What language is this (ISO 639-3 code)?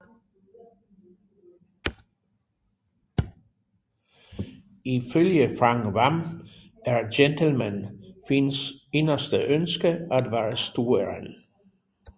dan